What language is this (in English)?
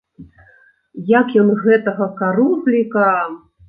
Belarusian